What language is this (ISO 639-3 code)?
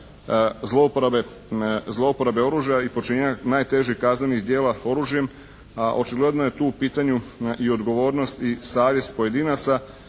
hrv